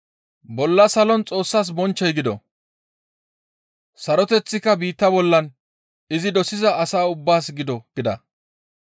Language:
Gamo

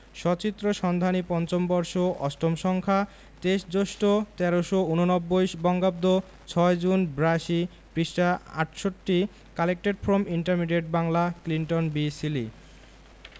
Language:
Bangla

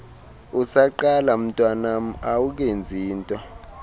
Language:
Xhosa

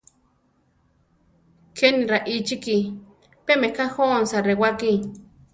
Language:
Central Tarahumara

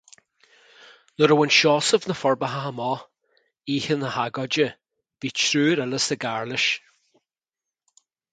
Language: Irish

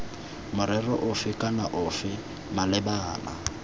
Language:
Tswana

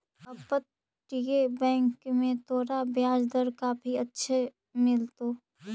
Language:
Magahi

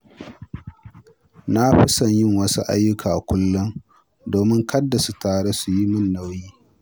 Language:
Hausa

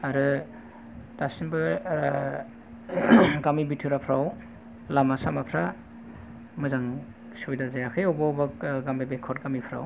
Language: Bodo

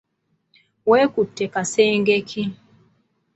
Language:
Ganda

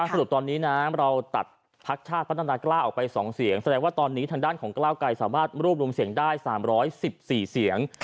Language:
Thai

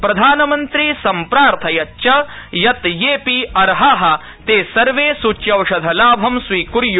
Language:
Sanskrit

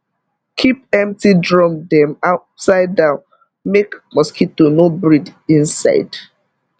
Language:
Nigerian Pidgin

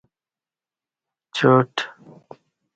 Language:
Kati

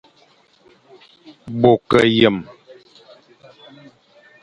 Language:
Fang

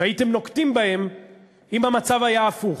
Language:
Hebrew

